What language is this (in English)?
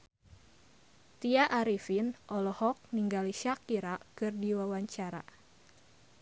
Sundanese